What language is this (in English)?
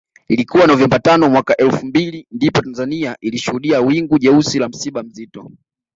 Swahili